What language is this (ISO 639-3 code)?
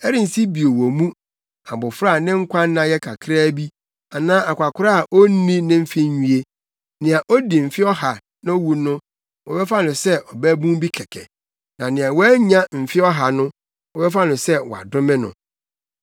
aka